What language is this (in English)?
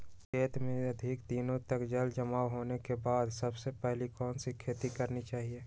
Magahi